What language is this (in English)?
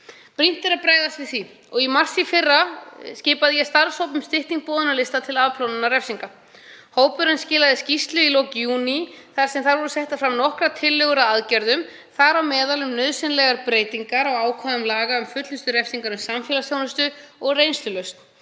Icelandic